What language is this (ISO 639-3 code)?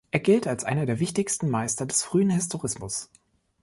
deu